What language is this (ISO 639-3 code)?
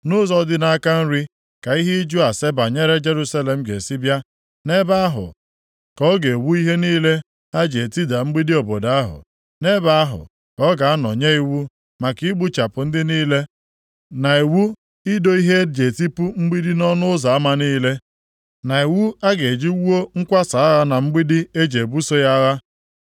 ibo